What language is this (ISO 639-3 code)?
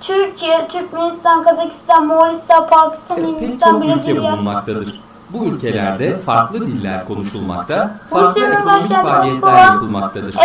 tur